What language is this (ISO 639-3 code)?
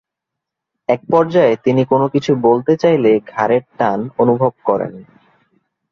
ben